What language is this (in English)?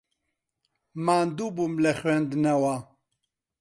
Central Kurdish